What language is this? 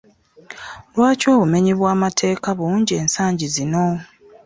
Ganda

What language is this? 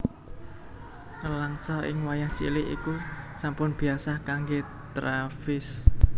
Javanese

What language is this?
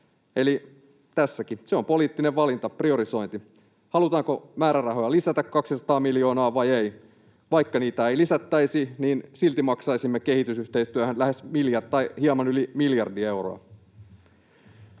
Finnish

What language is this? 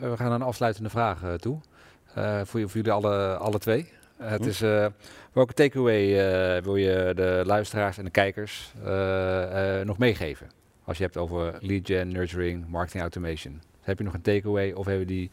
Dutch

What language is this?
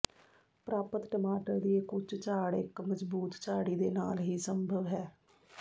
Punjabi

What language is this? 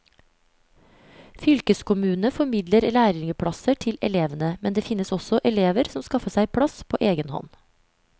Norwegian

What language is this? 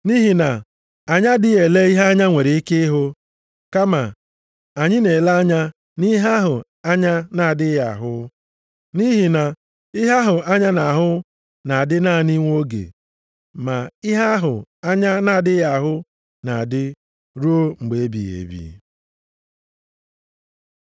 Igbo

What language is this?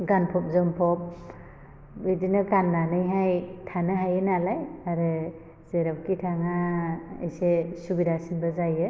Bodo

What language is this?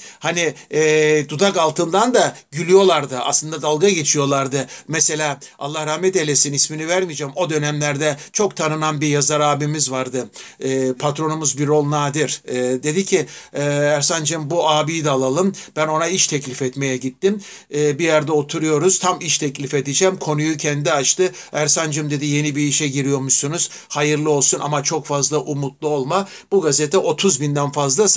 Turkish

